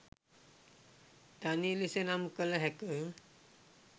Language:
Sinhala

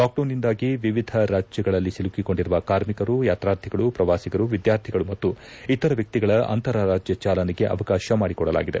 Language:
Kannada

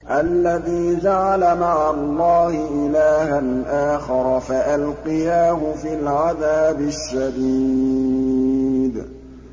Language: Arabic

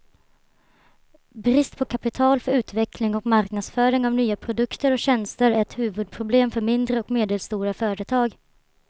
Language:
Swedish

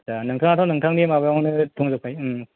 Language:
Bodo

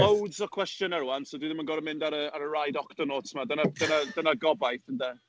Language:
Welsh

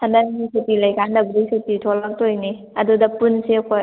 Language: Manipuri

